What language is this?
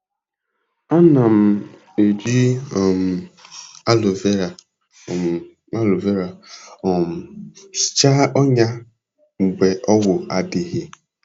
Igbo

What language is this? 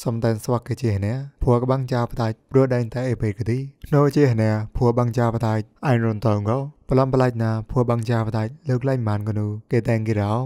Thai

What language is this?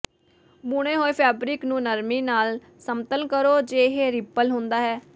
Punjabi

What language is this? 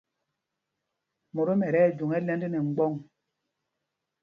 Mpumpong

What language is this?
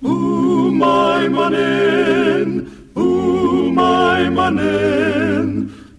Filipino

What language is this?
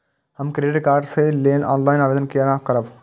Maithili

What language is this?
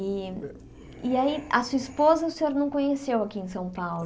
Portuguese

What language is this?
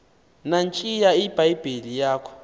Xhosa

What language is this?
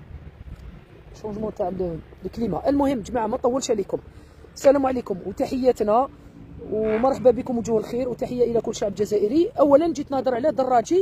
Arabic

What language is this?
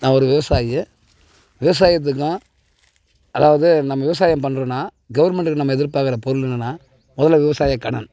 Tamil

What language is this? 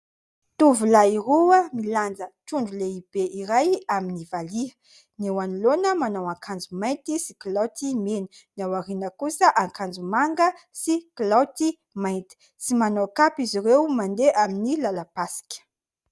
Malagasy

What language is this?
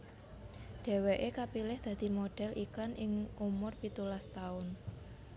Javanese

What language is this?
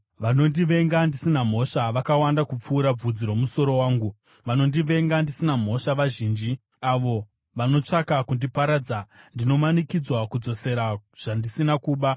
Shona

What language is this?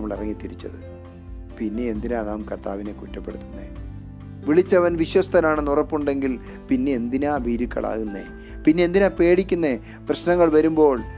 Malayalam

